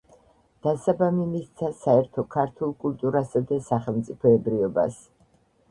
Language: Georgian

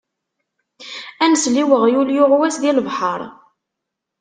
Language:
Kabyle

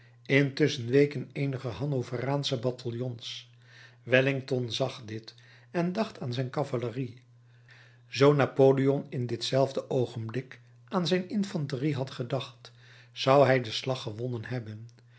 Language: Dutch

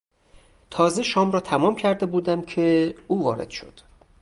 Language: Persian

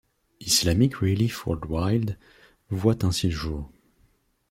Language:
French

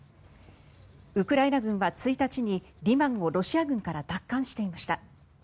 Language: Japanese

